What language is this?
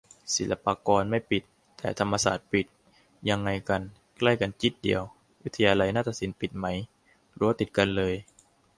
Thai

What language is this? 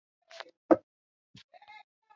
Swahili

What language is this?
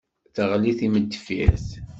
Kabyle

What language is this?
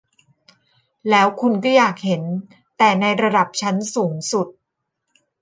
Thai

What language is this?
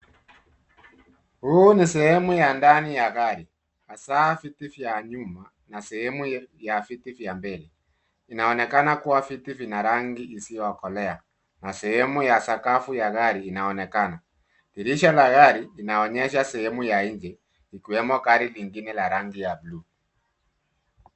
Swahili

